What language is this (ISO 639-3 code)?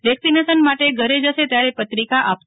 guj